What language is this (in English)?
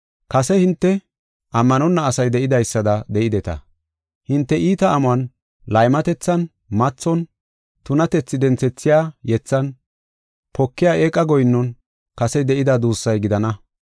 Gofa